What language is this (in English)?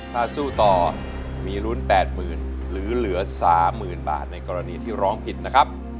Thai